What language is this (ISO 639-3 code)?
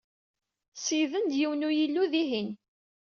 kab